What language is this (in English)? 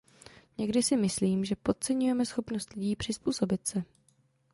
Czech